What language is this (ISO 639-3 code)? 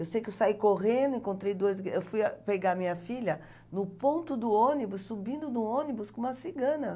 por